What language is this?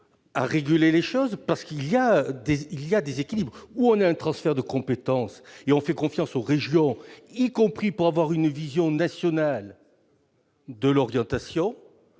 French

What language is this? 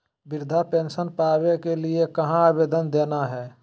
Magahi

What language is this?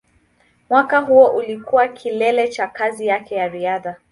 Swahili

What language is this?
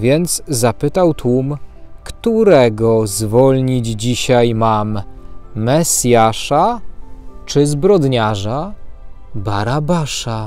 Polish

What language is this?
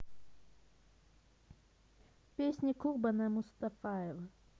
Russian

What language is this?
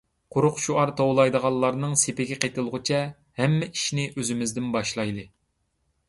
Uyghur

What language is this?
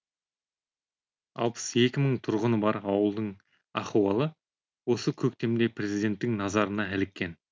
Kazakh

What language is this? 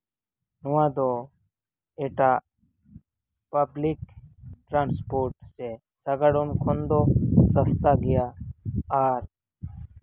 Santali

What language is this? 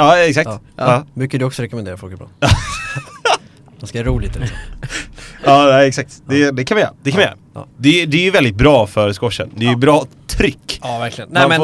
Swedish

